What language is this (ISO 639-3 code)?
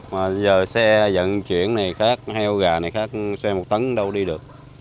vie